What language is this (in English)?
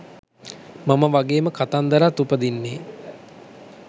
Sinhala